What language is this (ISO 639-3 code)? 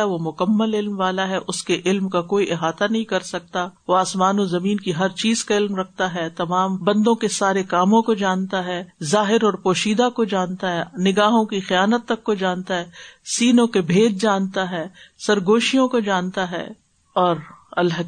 urd